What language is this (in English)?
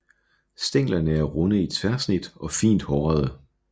Danish